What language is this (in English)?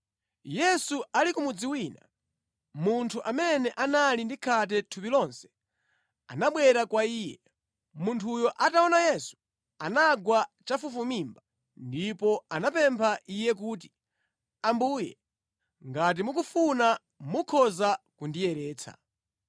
Nyanja